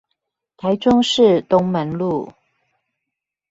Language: Chinese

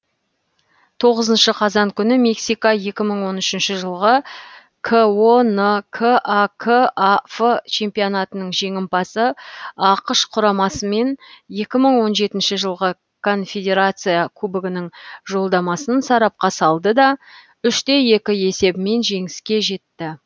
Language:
Kazakh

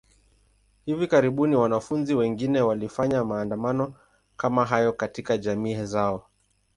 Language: Swahili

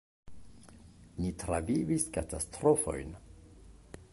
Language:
Esperanto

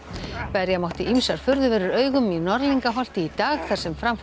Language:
Icelandic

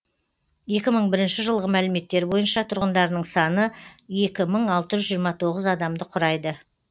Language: Kazakh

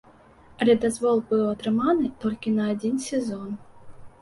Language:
Belarusian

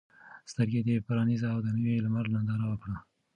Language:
Pashto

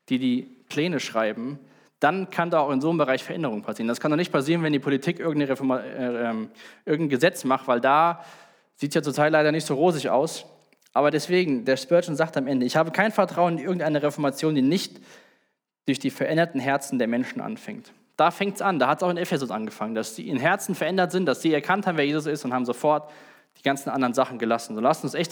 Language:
German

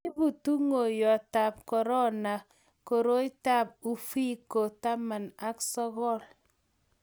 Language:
Kalenjin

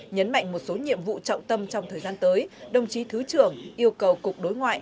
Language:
Vietnamese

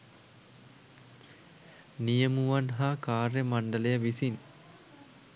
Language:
Sinhala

